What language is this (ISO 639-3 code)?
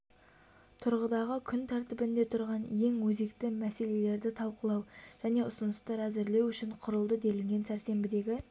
kaz